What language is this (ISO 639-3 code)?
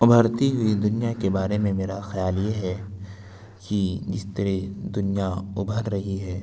urd